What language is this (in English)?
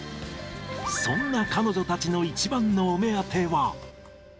Japanese